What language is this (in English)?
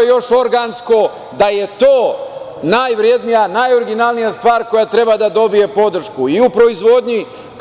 Serbian